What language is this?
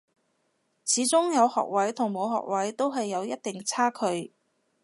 Cantonese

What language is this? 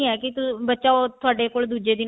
Punjabi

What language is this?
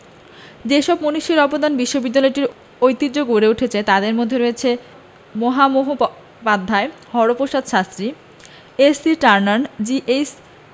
Bangla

